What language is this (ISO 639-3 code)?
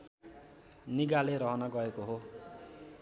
nep